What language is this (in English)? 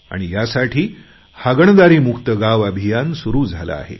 Marathi